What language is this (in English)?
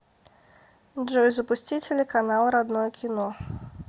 Russian